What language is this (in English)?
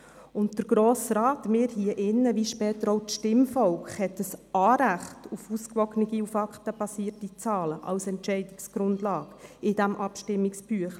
Swiss German